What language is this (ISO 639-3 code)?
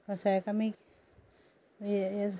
kok